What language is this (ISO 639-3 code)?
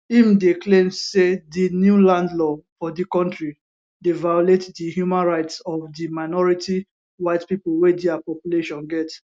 pcm